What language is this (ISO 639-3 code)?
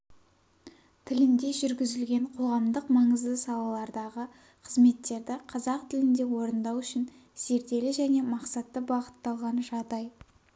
kaz